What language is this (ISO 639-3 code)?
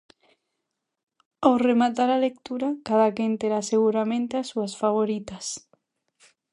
glg